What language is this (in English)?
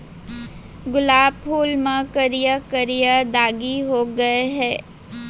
Chhattisgarhi